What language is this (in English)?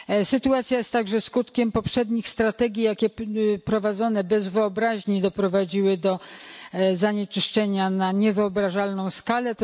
Polish